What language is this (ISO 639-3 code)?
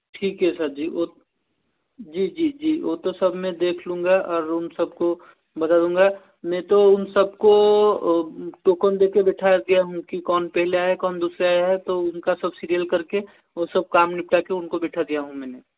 hin